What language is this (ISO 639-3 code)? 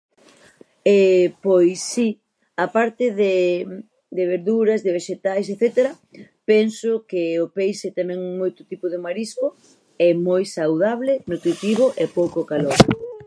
glg